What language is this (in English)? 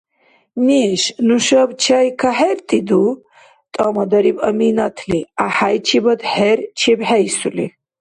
Dargwa